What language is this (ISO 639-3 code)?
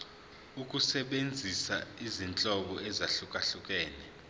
zul